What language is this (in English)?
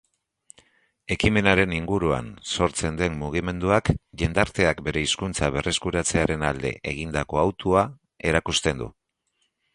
Basque